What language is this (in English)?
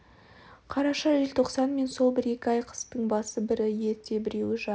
Kazakh